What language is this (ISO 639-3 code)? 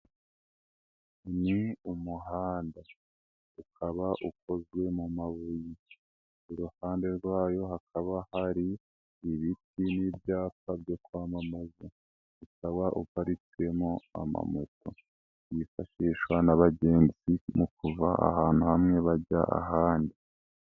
kin